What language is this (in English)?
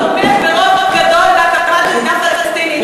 Hebrew